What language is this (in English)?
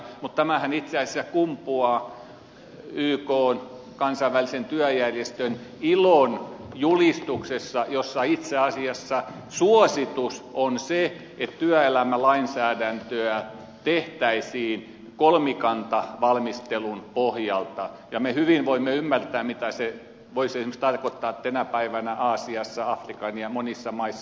Finnish